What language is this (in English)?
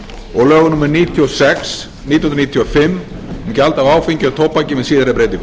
Icelandic